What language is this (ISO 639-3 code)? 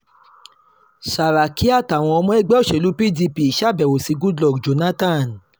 yor